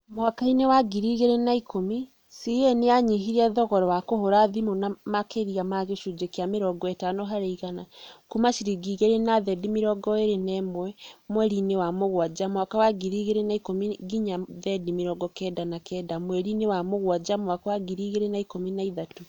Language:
Kikuyu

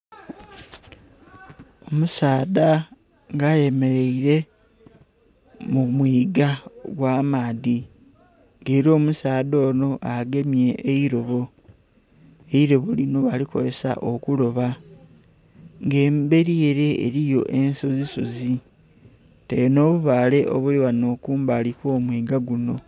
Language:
Soga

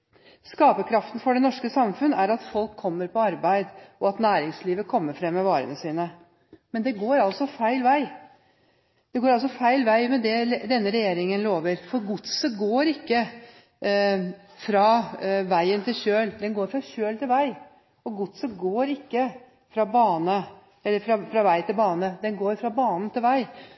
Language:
Norwegian Bokmål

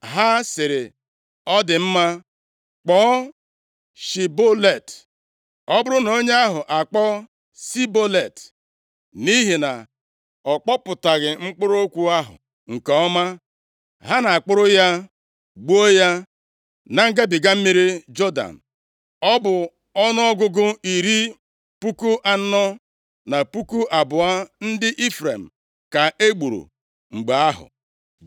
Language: Igbo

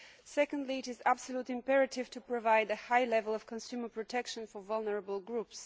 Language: English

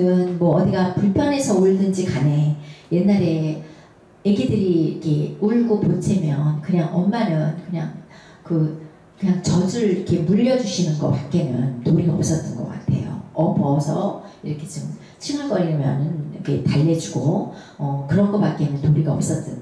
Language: Korean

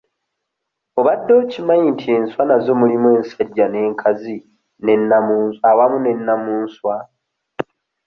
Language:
Ganda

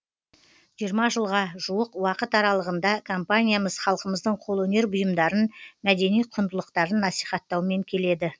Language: Kazakh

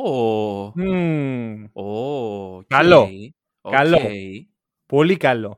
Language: Greek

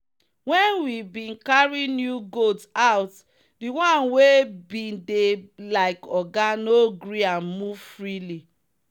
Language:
Nigerian Pidgin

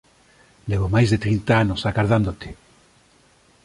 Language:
Galician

